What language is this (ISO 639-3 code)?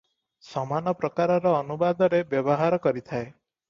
ori